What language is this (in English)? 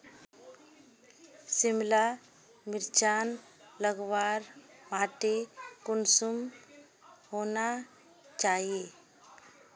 Magahi